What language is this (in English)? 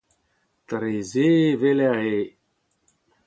Breton